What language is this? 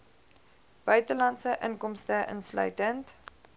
Afrikaans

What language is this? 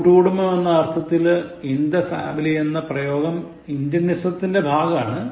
Malayalam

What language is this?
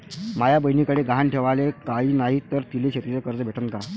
Marathi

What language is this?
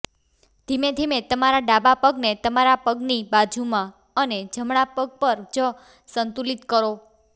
Gujarati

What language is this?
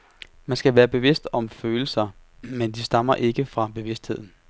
Danish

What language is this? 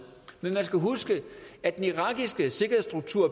Danish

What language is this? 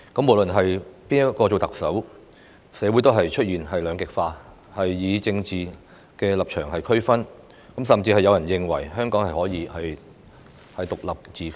Cantonese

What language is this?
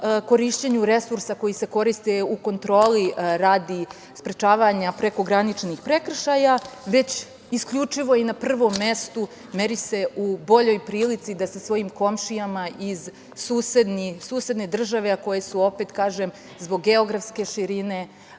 Serbian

